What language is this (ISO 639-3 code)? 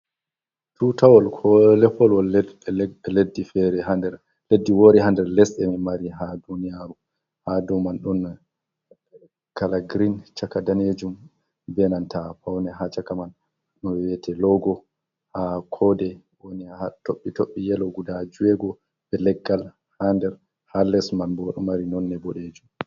ful